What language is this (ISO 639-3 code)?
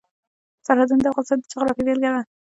pus